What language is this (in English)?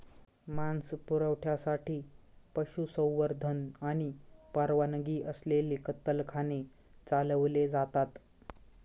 Marathi